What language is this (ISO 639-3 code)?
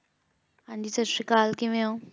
pan